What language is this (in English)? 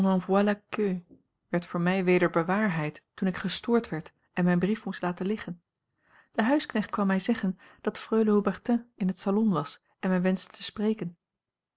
Dutch